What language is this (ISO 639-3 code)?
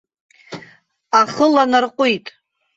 abk